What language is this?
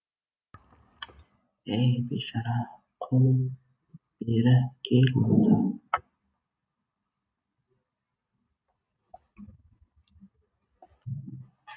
Kazakh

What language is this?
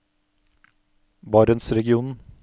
Norwegian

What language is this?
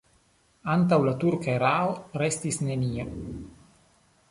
Esperanto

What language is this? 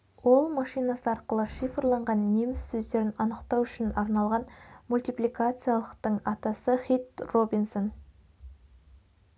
Kazakh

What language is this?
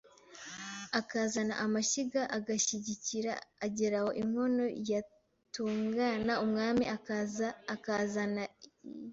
Kinyarwanda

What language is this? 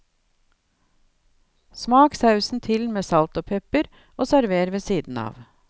Norwegian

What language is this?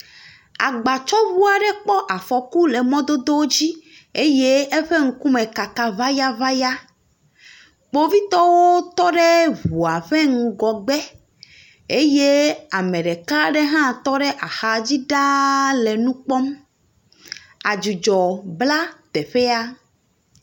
Ewe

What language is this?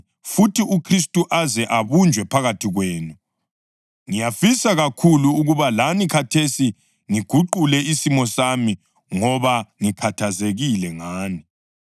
North Ndebele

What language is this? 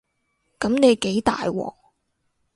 Cantonese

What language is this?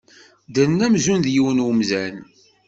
Kabyle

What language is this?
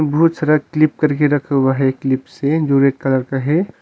Hindi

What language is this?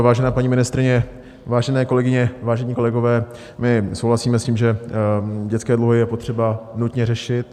Czech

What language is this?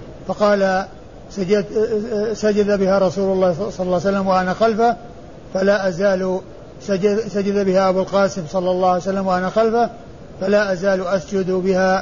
Arabic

